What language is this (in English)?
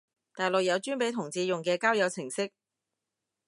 Cantonese